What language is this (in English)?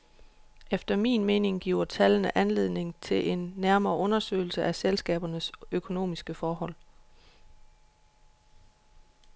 Danish